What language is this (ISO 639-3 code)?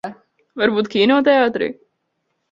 lav